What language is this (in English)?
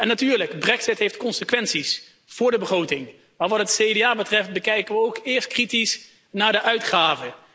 Dutch